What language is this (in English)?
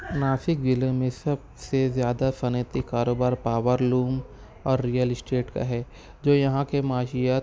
Urdu